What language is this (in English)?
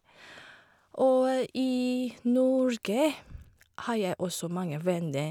Norwegian